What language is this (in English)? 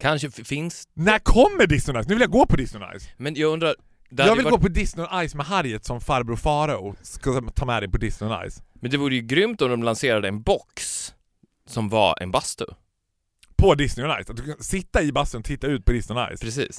Swedish